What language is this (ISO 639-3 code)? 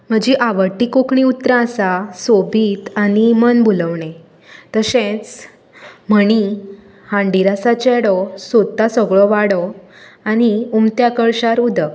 kok